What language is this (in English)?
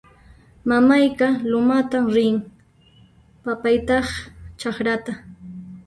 Puno Quechua